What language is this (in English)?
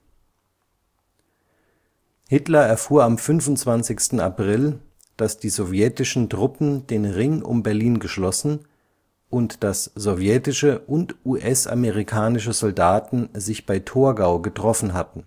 German